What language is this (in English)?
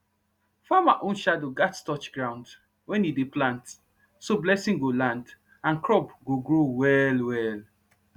Nigerian Pidgin